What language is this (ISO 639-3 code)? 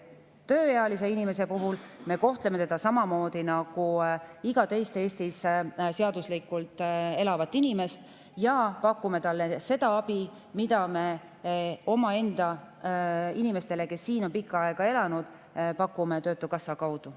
est